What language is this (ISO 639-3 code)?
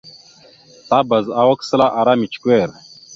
mxu